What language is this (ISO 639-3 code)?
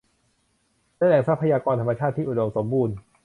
tha